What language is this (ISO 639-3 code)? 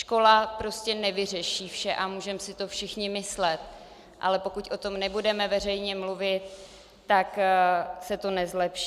ces